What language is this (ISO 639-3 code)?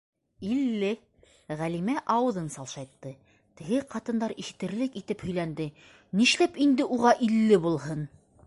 bak